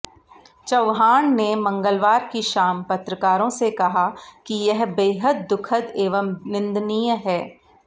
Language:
Hindi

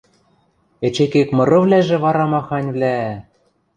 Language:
Western Mari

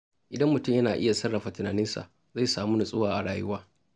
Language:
Hausa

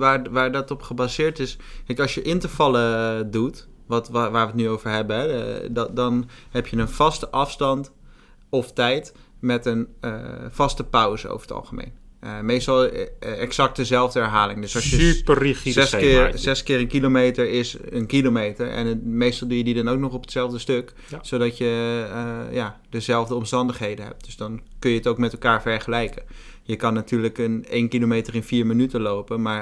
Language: Dutch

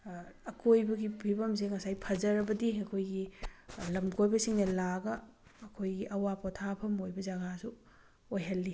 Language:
Manipuri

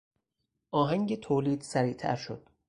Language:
Persian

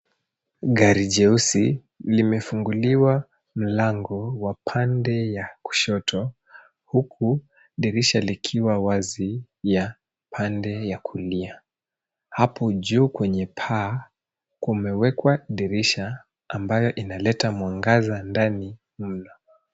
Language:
Swahili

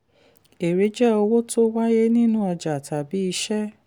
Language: Yoruba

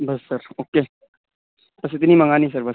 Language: Urdu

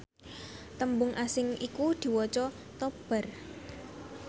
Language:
Javanese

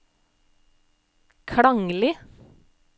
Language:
Norwegian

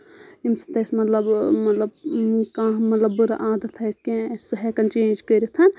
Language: Kashmiri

